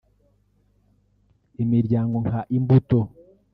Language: Kinyarwanda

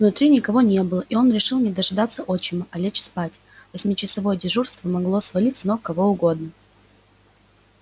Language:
Russian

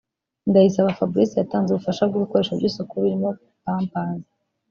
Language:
Kinyarwanda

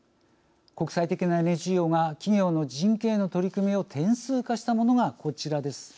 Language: Japanese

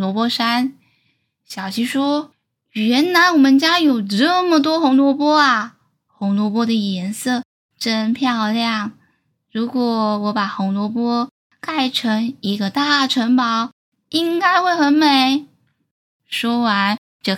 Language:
Chinese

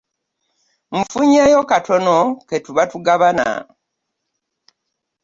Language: Ganda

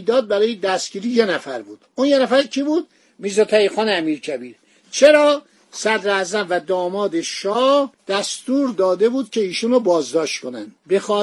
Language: Persian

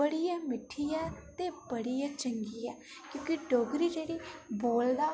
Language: Dogri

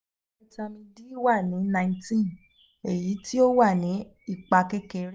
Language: Yoruba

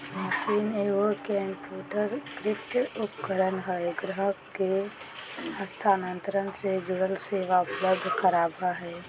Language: Magahi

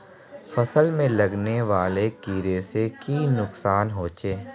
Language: Magahi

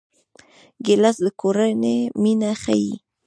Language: Pashto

